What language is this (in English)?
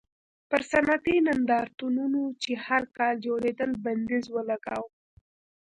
Pashto